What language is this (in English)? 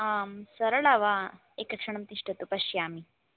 Sanskrit